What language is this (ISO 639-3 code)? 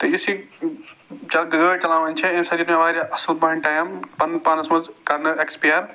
kas